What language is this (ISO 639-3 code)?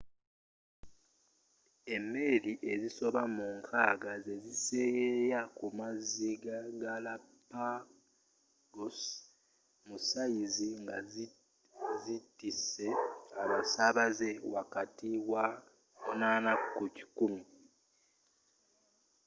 lug